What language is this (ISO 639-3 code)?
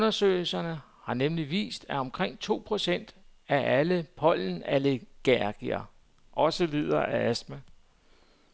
dan